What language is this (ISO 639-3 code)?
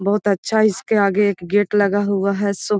mag